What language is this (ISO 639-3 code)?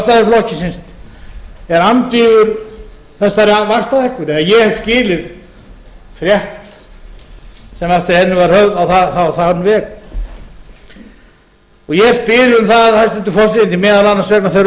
isl